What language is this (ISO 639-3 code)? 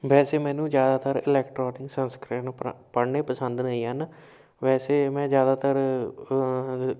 pan